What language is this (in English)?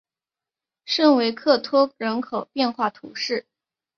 Chinese